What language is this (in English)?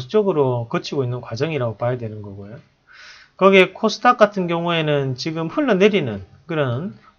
Korean